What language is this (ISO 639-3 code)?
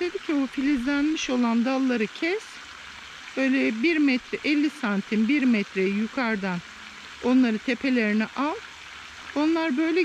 tur